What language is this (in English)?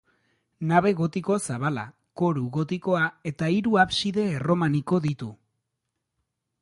Basque